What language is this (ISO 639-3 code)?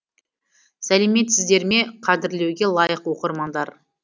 kaz